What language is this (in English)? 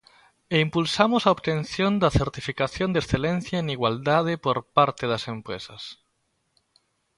Galician